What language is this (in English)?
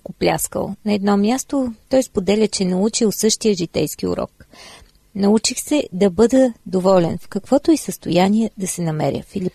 Bulgarian